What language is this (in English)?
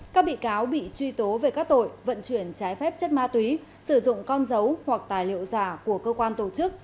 Vietnamese